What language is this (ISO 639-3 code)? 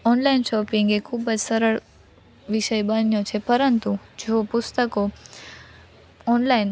guj